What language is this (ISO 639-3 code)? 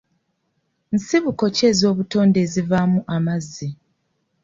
lug